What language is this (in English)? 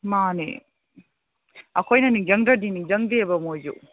Manipuri